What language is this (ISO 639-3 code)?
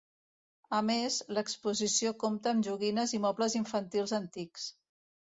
cat